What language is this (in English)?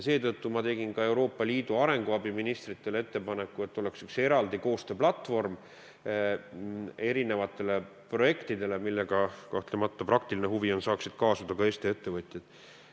Estonian